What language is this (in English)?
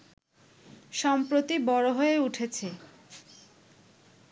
Bangla